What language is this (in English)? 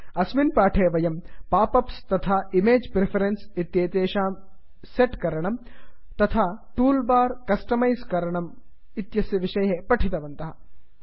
Sanskrit